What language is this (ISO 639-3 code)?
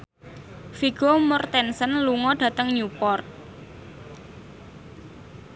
jav